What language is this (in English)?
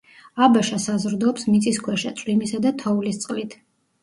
Georgian